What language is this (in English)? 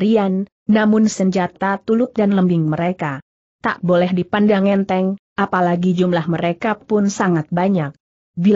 Indonesian